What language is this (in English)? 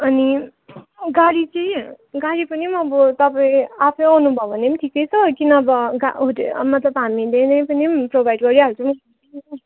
Nepali